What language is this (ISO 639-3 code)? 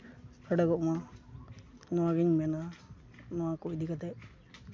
sat